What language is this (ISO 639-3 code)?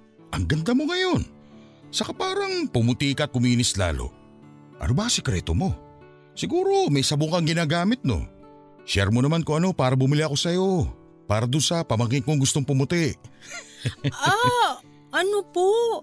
fil